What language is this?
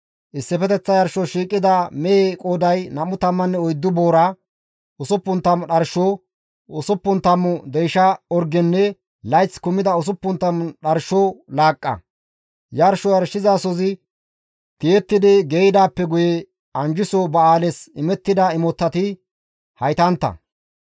Gamo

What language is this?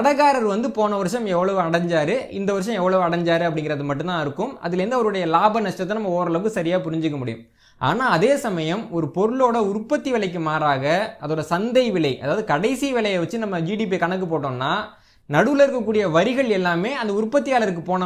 Indonesian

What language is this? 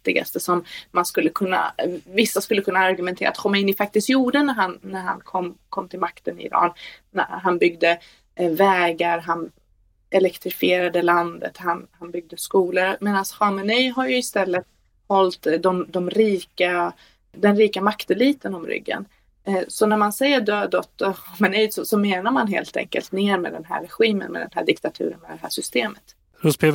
Swedish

